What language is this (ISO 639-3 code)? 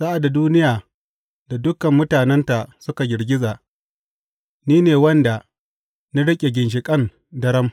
hau